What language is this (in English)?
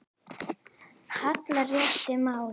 Icelandic